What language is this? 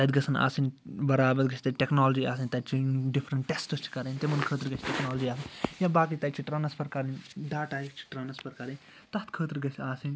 Kashmiri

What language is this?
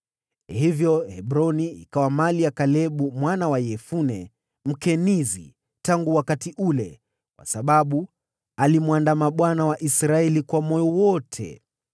Swahili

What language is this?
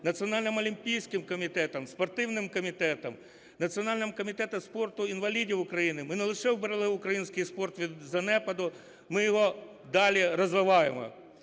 Ukrainian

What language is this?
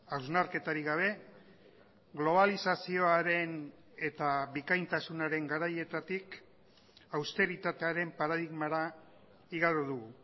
Basque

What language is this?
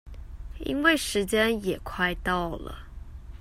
Chinese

